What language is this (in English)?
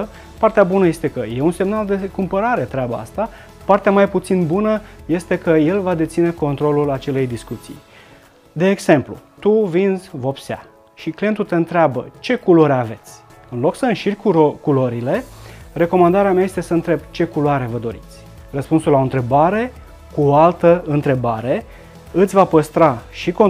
Romanian